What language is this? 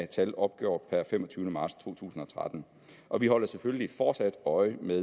Danish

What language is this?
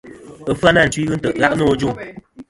Kom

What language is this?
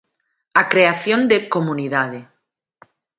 Galician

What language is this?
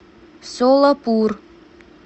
Russian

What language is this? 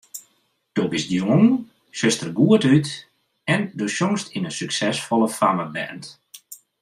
Western Frisian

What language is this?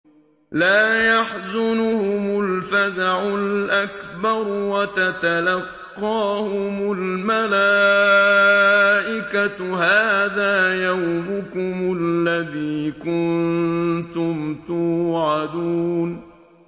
Arabic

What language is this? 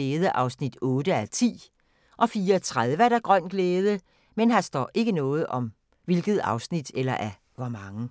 Danish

